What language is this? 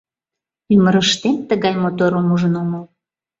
Mari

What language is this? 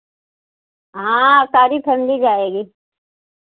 Hindi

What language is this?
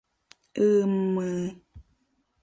Mari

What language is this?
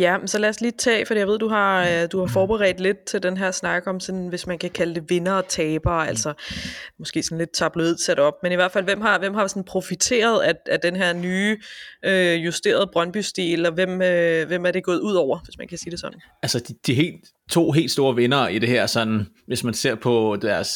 Danish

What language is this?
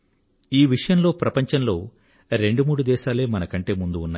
Telugu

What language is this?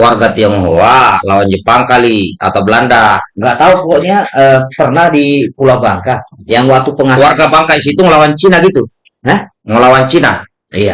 Indonesian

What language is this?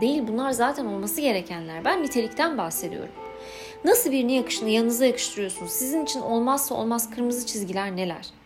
Turkish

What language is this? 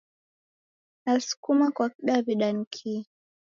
Taita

